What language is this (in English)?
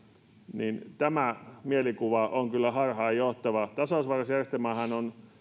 Finnish